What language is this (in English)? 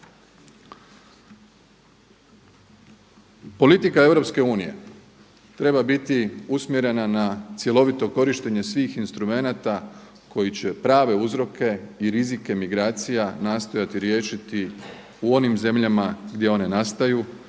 Croatian